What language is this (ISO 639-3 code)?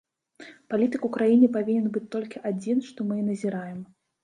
bel